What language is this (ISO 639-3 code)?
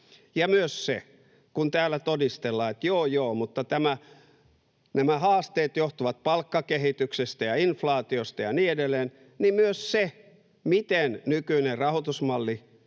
fin